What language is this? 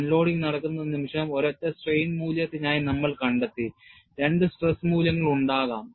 Malayalam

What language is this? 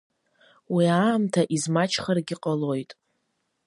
Abkhazian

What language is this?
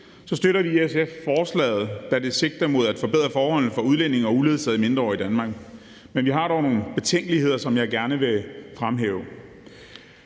Danish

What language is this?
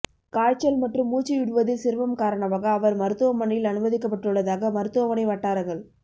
Tamil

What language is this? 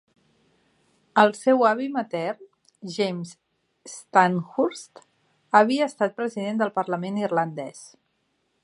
Catalan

